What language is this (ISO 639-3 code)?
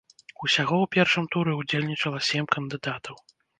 bel